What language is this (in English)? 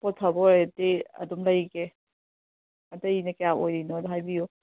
Manipuri